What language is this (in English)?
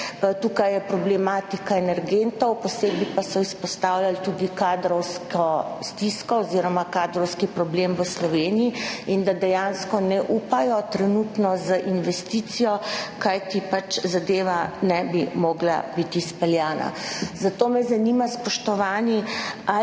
Slovenian